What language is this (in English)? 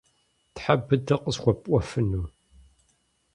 Kabardian